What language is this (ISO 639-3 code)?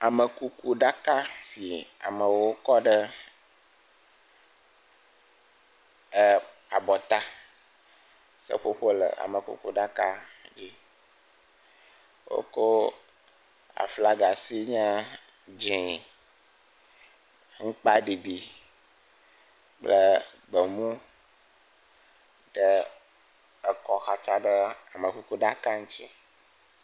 ewe